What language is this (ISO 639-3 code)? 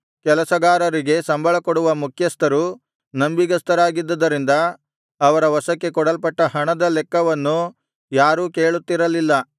kan